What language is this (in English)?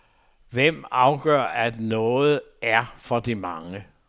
Danish